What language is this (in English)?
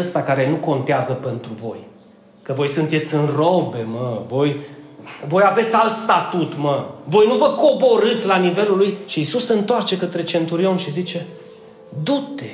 Romanian